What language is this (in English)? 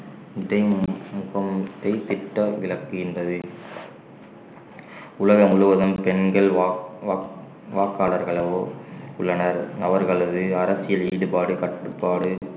Tamil